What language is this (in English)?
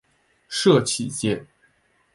Chinese